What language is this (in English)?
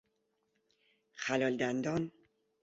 Persian